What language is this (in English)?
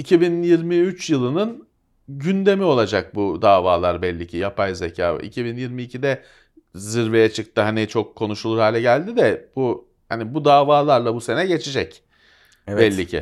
Turkish